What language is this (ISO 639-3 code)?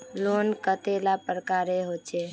mag